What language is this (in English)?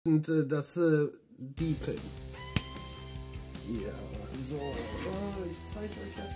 German